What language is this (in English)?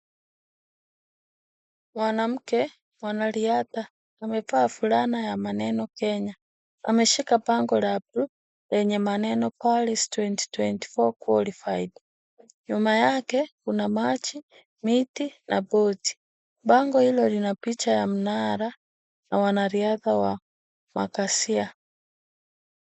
Swahili